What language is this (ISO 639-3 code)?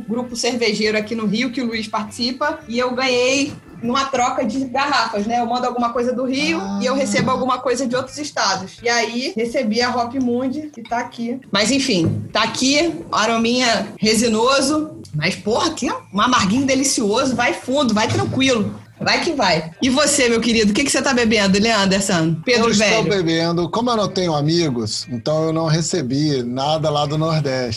por